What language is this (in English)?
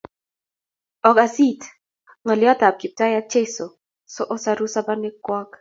Kalenjin